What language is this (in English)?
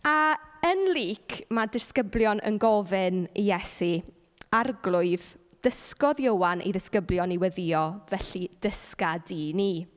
Welsh